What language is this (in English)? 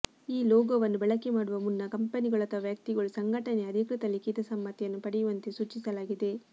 Kannada